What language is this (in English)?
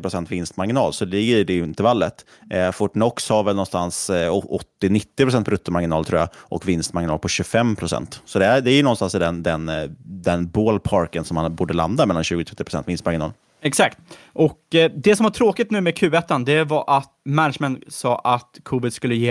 Swedish